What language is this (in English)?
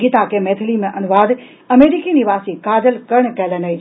Maithili